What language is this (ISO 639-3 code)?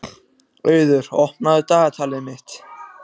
isl